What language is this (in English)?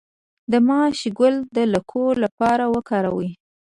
Pashto